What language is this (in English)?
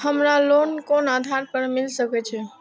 Maithili